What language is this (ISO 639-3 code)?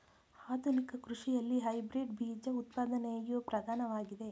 kan